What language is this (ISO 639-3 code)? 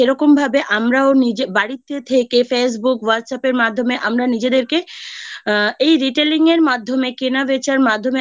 ben